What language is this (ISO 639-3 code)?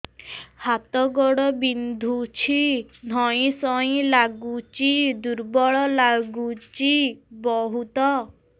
ori